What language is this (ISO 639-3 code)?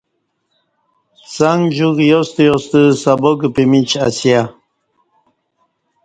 bsh